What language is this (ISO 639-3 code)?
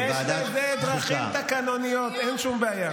heb